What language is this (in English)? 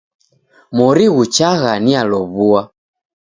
Taita